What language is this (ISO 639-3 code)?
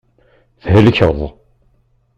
kab